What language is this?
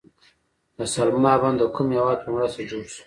Pashto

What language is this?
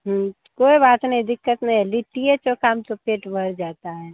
Hindi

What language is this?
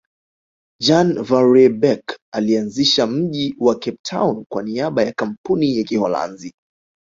Swahili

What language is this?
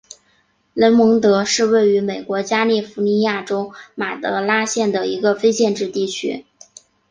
Chinese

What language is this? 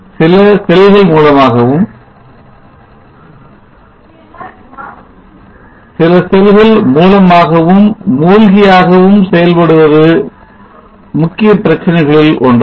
Tamil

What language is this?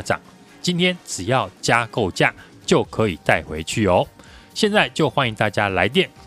Chinese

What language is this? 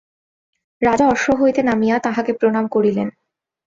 Bangla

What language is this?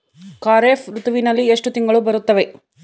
Kannada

